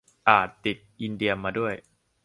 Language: Thai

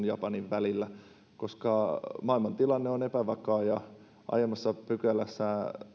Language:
Finnish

